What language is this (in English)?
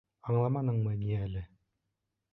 Bashkir